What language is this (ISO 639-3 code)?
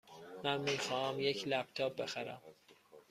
fas